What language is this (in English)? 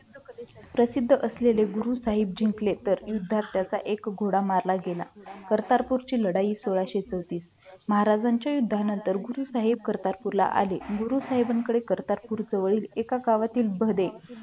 Marathi